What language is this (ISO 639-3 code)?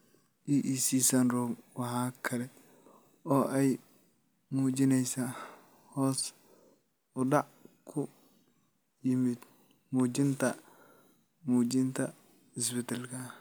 som